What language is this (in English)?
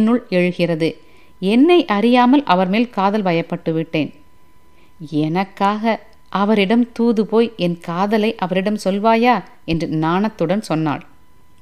Tamil